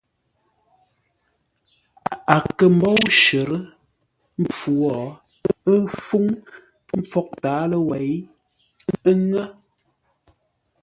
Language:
Ngombale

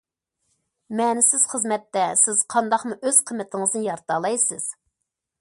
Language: Uyghur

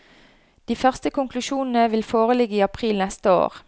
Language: Norwegian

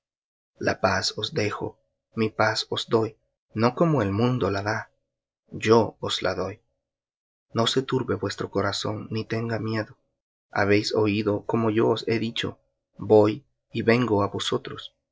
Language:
Spanish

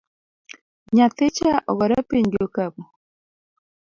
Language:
Luo (Kenya and Tanzania)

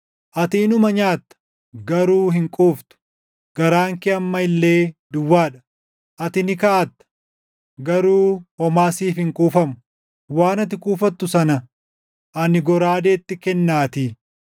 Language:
Oromo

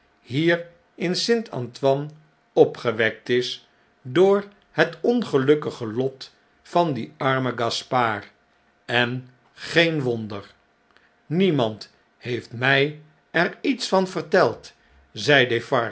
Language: Dutch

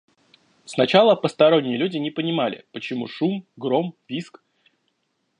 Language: Russian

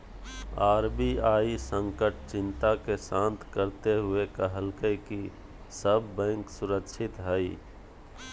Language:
Magahi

